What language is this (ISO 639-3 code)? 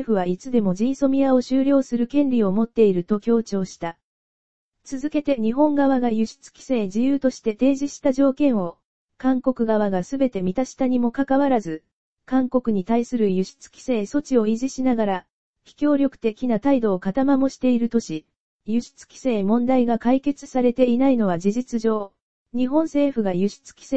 jpn